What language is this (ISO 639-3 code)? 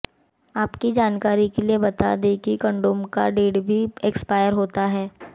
hin